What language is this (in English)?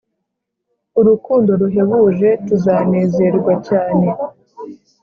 Kinyarwanda